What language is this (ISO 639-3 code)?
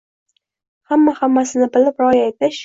uzb